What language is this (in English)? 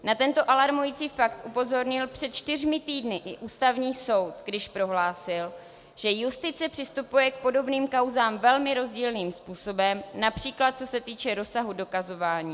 Czech